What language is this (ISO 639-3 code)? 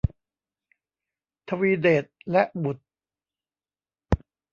tha